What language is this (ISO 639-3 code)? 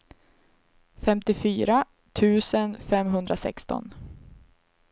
swe